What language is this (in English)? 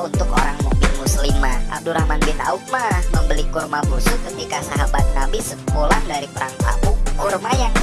Indonesian